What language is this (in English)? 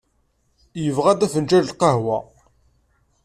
Kabyle